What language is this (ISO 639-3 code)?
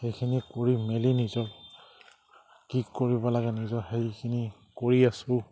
asm